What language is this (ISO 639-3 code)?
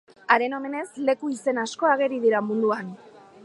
eus